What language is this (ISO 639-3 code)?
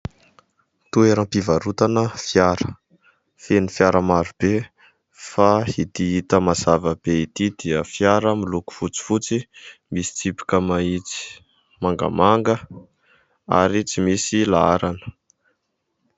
mlg